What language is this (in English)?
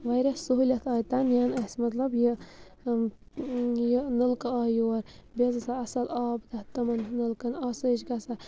Kashmiri